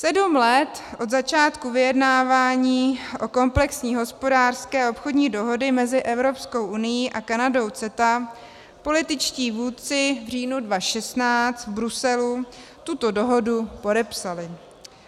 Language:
Czech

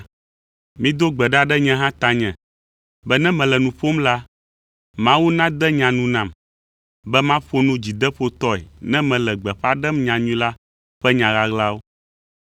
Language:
Ewe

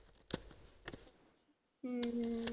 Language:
Punjabi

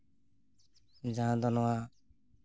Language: Santali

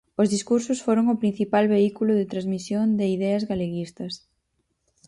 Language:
Galician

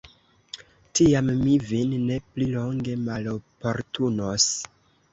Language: Esperanto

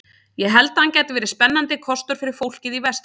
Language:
Icelandic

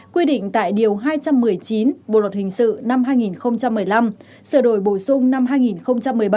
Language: Vietnamese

